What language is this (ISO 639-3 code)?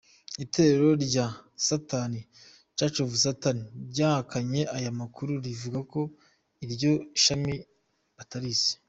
kin